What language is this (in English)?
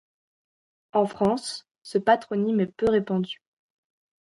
French